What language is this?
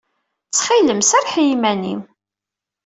Kabyle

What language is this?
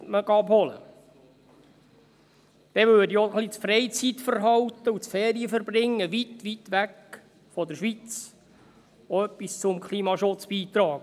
Swiss German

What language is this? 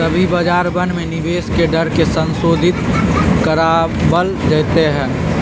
Magahi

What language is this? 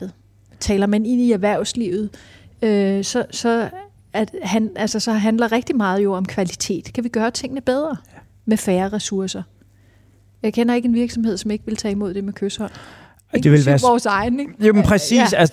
Danish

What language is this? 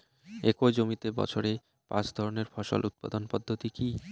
Bangla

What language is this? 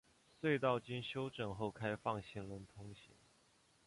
Chinese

